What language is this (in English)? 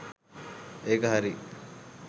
Sinhala